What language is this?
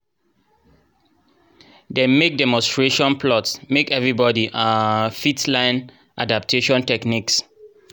Nigerian Pidgin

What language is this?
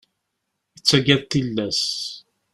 Kabyle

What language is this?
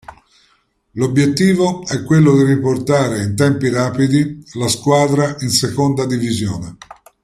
Italian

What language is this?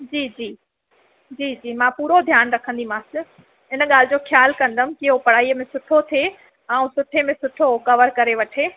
Sindhi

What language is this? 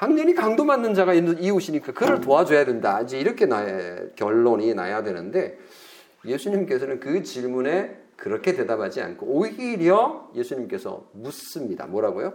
Korean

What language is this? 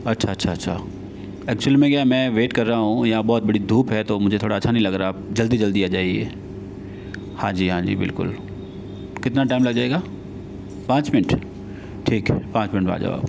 Hindi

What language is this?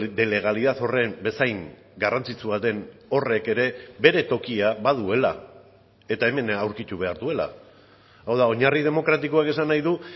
Basque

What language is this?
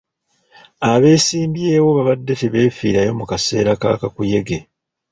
Ganda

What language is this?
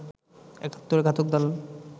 Bangla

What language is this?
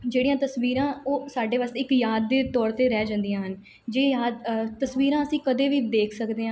Punjabi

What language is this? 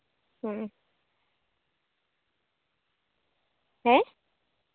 Santali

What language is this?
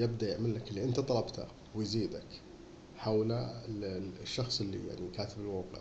Arabic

